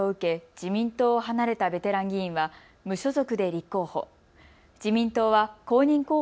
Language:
Japanese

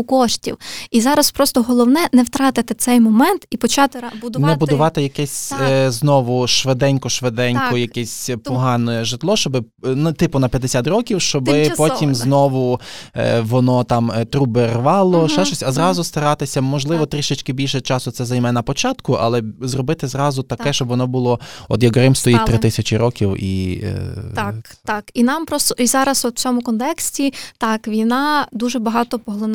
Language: Ukrainian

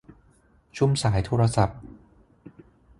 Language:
Thai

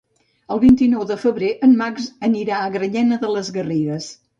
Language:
Catalan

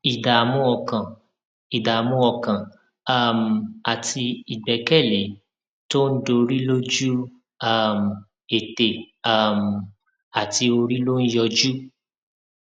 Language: Yoruba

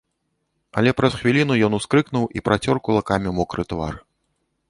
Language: Belarusian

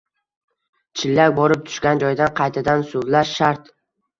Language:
Uzbek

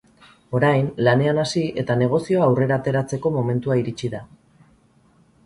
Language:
Basque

